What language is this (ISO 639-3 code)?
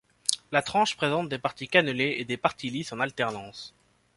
fra